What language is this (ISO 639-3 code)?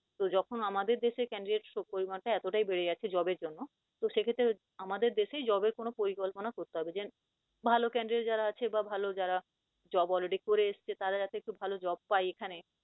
ben